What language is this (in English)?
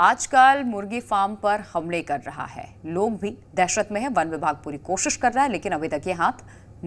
Hindi